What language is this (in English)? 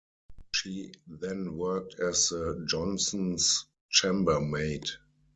English